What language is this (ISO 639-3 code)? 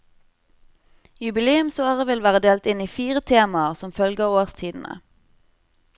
nor